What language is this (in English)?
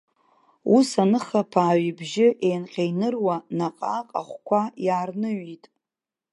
Abkhazian